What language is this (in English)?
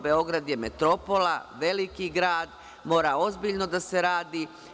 Serbian